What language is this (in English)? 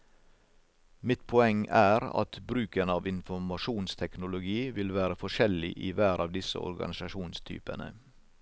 Norwegian